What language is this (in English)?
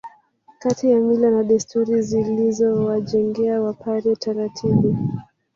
Swahili